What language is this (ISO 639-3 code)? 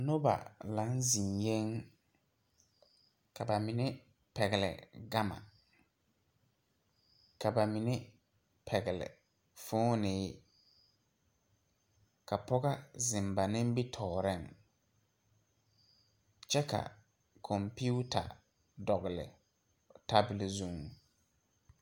dga